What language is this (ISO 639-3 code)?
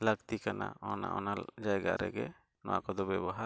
sat